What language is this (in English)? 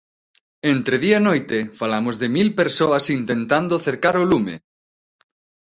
Galician